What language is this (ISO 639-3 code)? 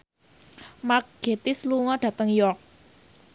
jav